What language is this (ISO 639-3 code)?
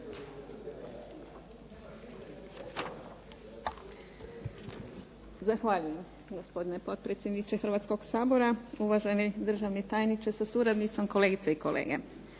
hrv